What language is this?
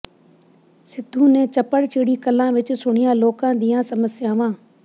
Punjabi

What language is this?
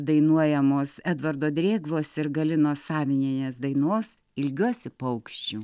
Lithuanian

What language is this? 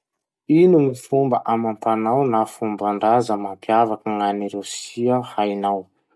Masikoro Malagasy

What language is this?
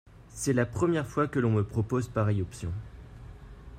French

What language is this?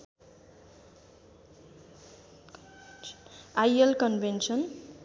Nepali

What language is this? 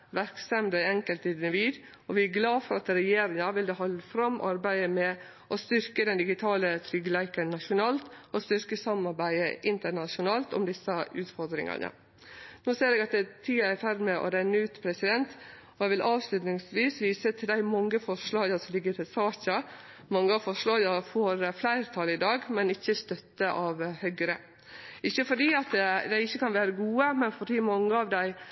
Norwegian Nynorsk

